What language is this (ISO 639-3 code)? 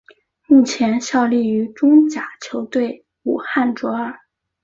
zho